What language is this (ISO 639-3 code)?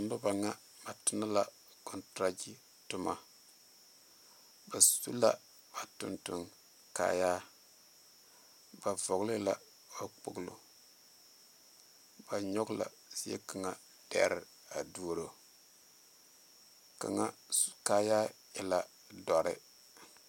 dga